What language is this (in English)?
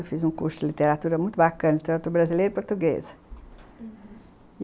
Portuguese